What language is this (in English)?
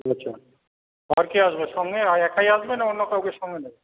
Bangla